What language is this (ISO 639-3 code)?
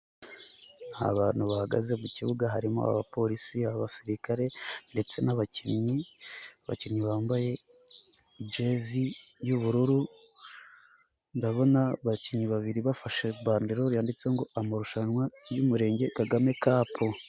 kin